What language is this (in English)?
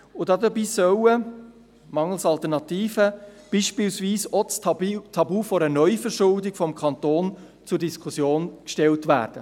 Swiss German